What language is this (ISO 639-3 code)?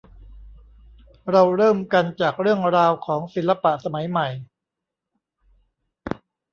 tha